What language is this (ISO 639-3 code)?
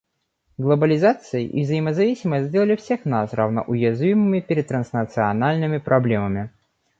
rus